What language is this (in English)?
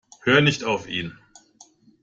German